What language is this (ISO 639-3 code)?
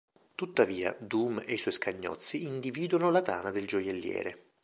ita